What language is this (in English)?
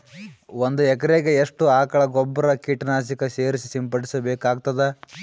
Kannada